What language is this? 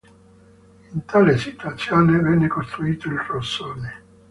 Italian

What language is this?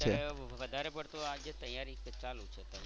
Gujarati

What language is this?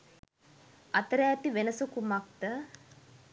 Sinhala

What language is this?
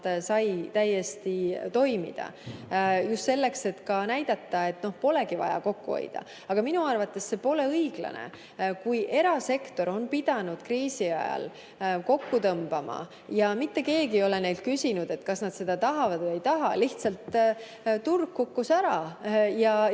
Estonian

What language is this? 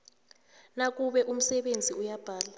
South Ndebele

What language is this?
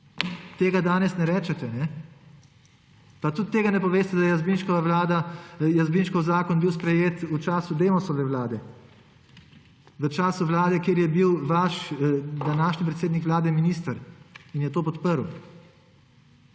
Slovenian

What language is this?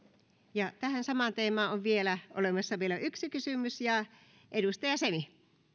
Finnish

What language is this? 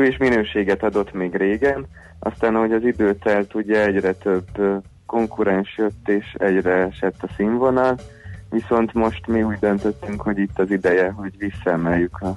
Hungarian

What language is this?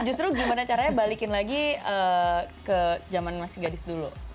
Indonesian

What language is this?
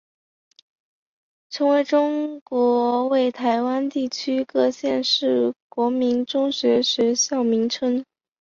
Chinese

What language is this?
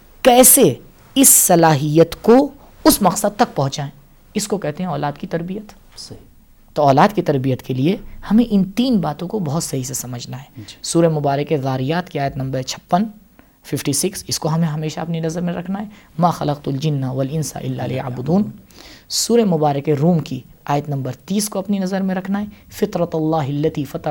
Urdu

